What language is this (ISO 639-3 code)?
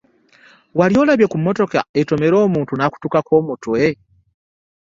lug